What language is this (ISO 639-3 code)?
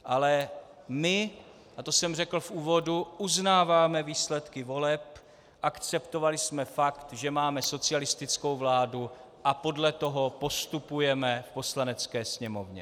ces